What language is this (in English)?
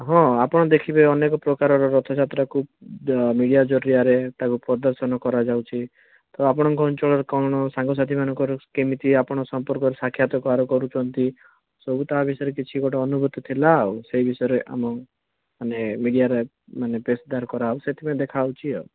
Odia